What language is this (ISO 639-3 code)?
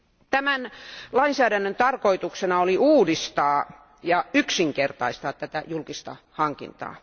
fin